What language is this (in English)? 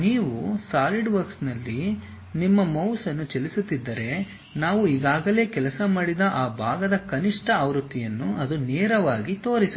Kannada